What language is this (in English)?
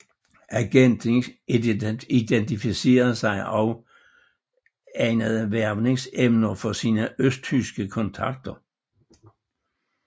Danish